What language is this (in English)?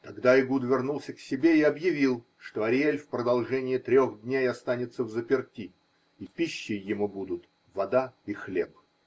Russian